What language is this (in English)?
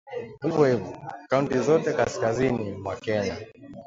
Swahili